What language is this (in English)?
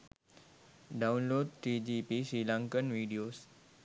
Sinhala